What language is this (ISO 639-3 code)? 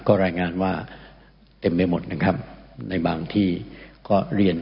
tha